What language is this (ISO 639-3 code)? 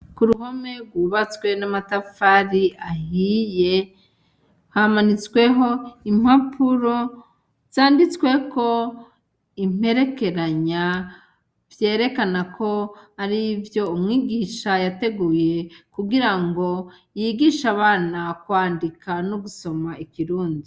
run